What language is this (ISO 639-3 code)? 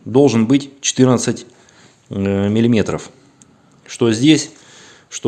rus